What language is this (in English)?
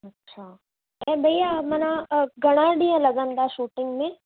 Sindhi